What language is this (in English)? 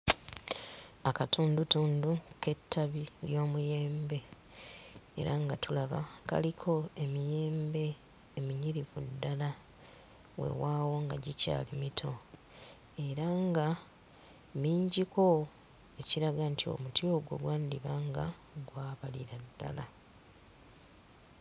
Ganda